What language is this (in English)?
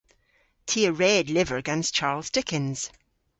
Cornish